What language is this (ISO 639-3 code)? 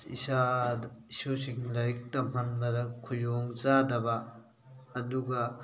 mni